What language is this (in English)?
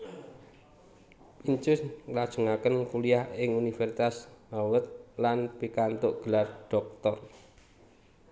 Javanese